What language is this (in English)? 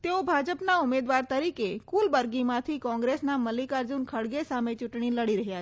Gujarati